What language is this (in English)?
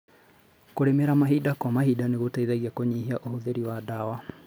Kikuyu